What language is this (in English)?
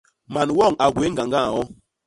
Basaa